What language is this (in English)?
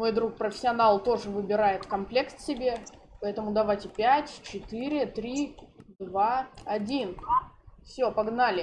Russian